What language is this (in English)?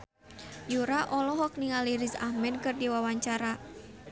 Sundanese